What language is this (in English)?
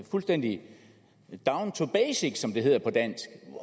Danish